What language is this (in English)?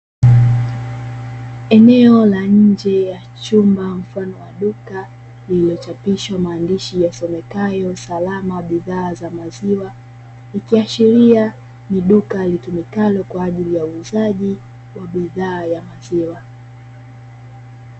Swahili